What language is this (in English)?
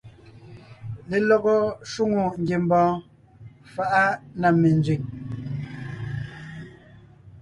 Ngiemboon